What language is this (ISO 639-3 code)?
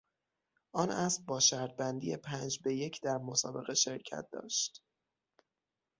fas